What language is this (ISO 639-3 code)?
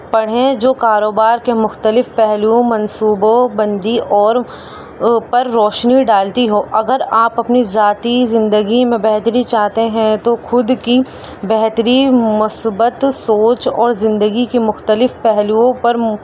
urd